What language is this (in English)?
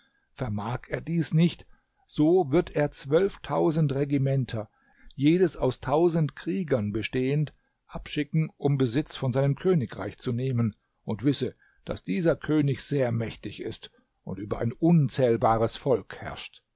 German